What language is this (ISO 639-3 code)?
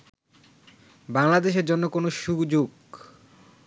ben